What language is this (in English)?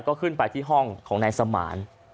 Thai